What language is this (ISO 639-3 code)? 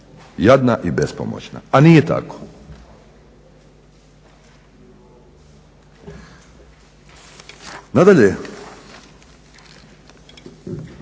hrv